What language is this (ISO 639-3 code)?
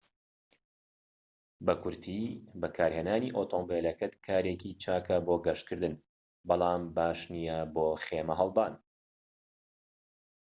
ckb